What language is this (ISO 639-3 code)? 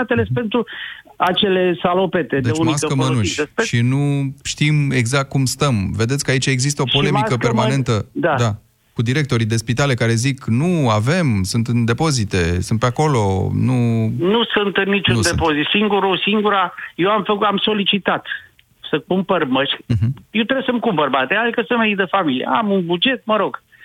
ron